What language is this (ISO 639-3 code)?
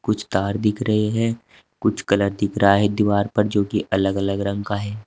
hin